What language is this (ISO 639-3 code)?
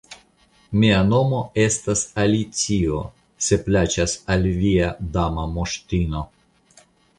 epo